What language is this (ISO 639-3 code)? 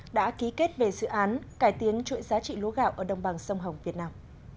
vie